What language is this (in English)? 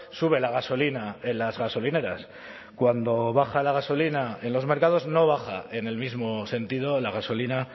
Spanish